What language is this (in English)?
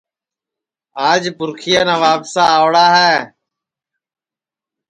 Sansi